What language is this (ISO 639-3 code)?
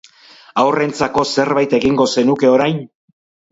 eus